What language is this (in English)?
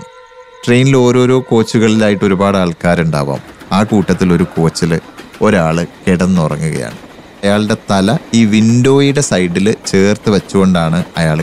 Malayalam